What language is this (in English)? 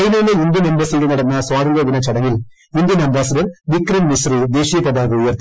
Malayalam